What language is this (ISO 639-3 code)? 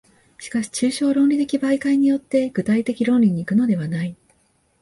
jpn